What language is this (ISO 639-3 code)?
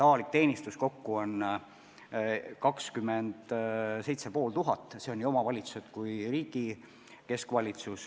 est